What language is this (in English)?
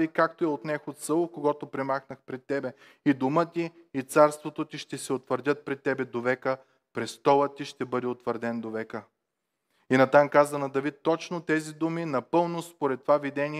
Bulgarian